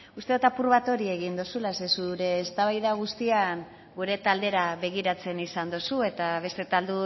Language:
Basque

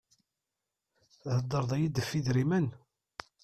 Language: Kabyle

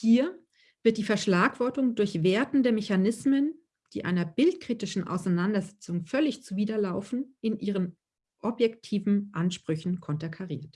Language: German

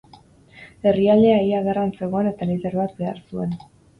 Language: Basque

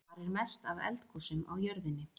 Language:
Icelandic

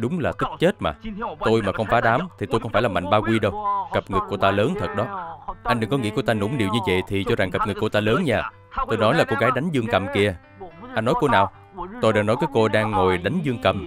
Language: Vietnamese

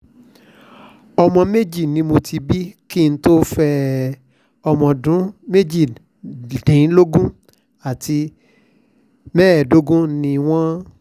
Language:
Yoruba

